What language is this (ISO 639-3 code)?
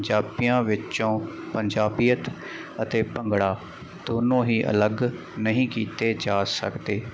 pan